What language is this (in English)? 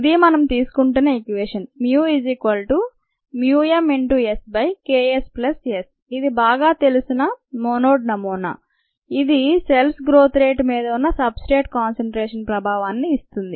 Telugu